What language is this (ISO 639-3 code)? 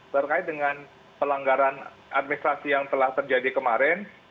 ind